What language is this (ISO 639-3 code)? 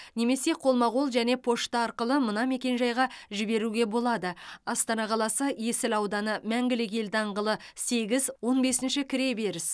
kaz